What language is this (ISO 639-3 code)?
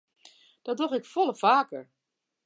fry